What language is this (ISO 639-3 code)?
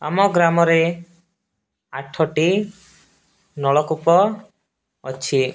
ori